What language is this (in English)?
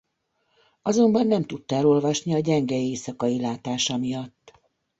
Hungarian